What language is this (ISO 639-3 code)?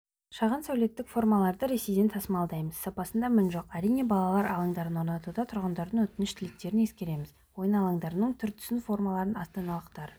kaz